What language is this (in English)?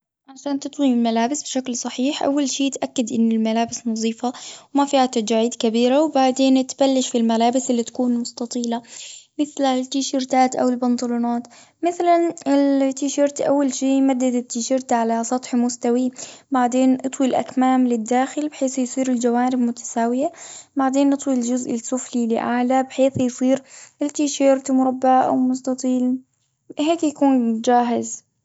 Gulf Arabic